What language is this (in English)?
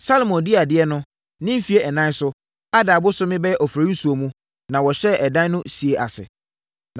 Akan